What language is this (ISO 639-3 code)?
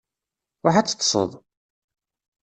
kab